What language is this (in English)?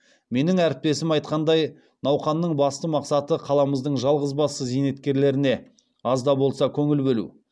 Kazakh